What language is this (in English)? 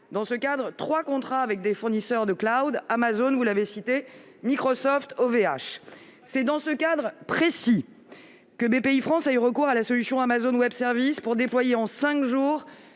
French